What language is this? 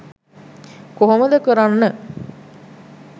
Sinhala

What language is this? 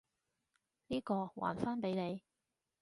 Cantonese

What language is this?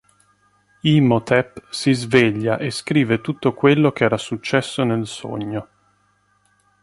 Italian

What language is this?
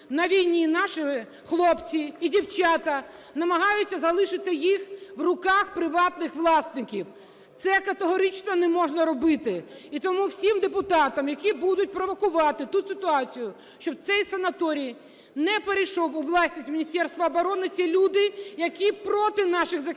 Ukrainian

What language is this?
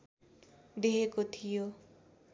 Nepali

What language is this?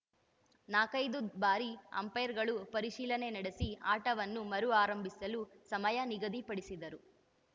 Kannada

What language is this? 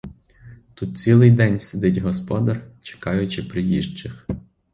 Ukrainian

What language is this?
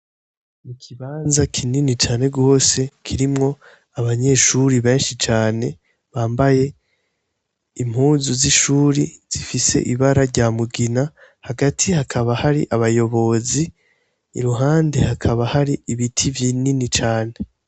Rundi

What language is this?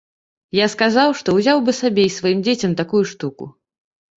Belarusian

